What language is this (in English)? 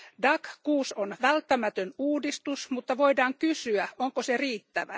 Finnish